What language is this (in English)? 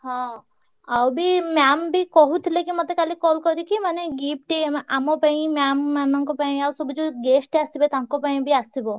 Odia